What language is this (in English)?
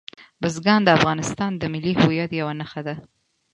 Pashto